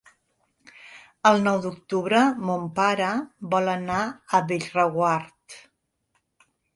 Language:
Catalan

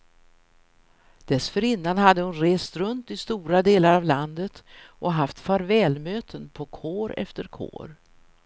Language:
Swedish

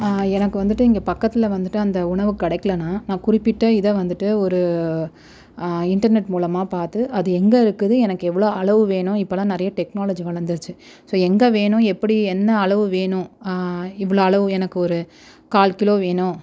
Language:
Tamil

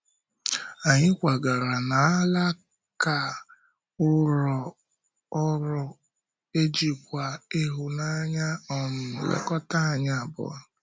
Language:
Igbo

